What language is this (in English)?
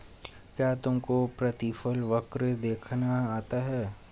Hindi